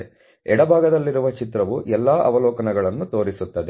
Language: Kannada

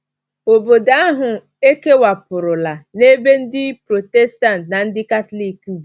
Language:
Igbo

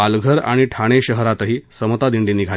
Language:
Marathi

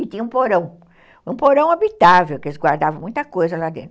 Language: Portuguese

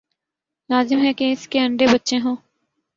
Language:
Urdu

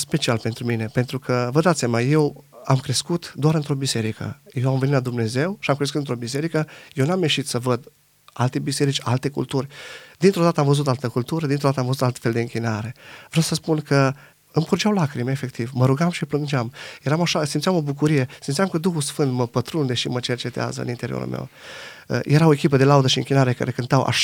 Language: Romanian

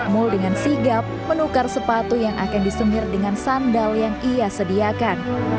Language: Indonesian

